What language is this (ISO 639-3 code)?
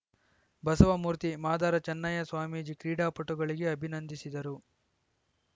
kan